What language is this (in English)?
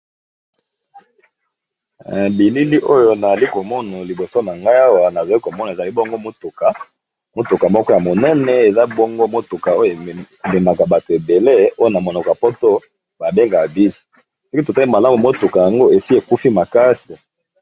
Lingala